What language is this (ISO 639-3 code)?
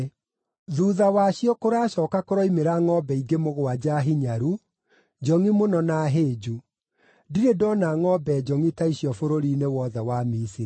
kik